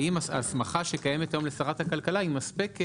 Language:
Hebrew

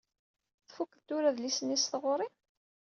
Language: Kabyle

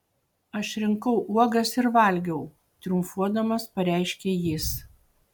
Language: Lithuanian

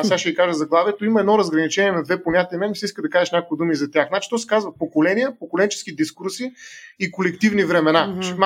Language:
Bulgarian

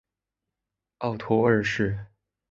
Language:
Chinese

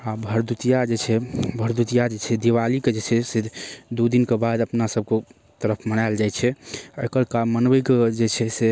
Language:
Maithili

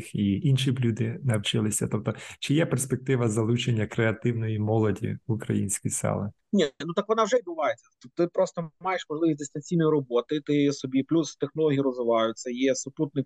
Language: Ukrainian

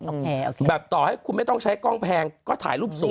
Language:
Thai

